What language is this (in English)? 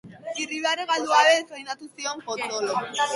Basque